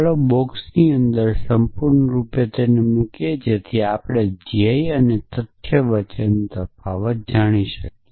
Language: Gujarati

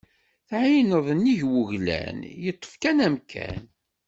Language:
Kabyle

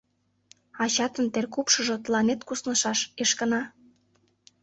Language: Mari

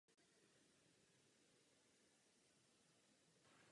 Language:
Czech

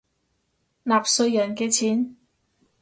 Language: Cantonese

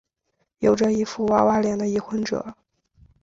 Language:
Chinese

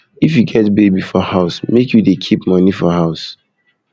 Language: Nigerian Pidgin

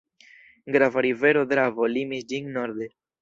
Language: Esperanto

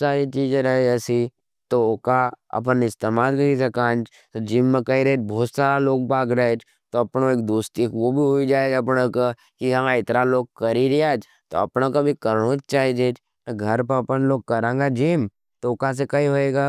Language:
Nimadi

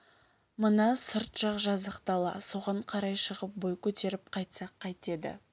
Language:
Kazakh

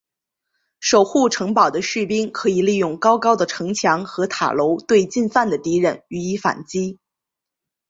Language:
Chinese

